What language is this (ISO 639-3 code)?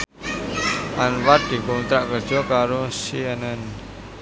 jav